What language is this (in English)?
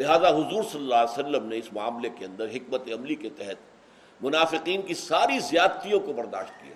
Urdu